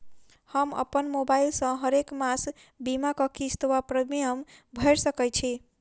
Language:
Maithili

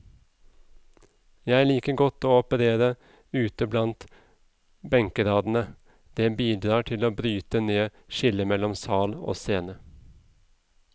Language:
Norwegian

